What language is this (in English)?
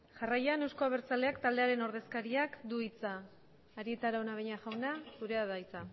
Basque